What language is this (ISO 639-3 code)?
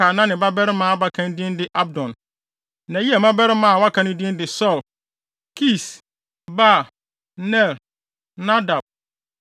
aka